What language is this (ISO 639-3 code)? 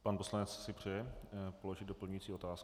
ces